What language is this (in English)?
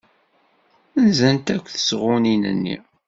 Kabyle